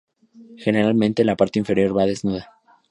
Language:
Spanish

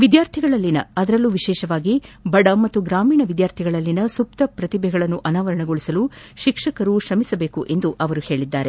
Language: Kannada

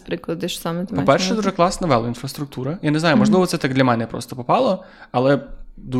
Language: Ukrainian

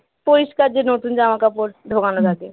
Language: Bangla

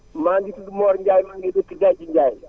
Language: Wolof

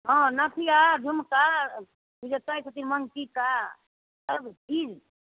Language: Maithili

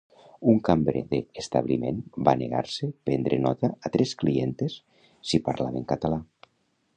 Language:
Catalan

